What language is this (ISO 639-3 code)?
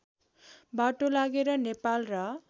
nep